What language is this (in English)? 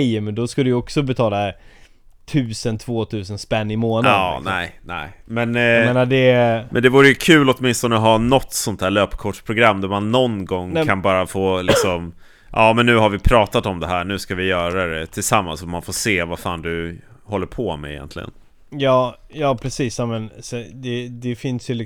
Swedish